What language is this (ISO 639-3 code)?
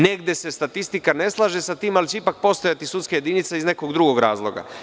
srp